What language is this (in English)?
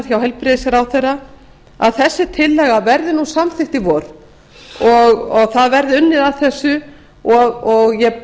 Icelandic